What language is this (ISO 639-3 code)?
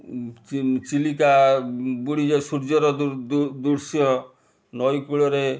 ori